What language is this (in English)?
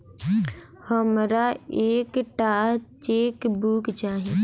Maithili